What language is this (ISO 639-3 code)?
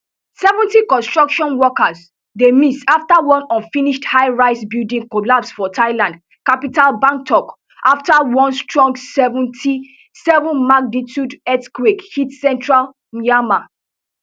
pcm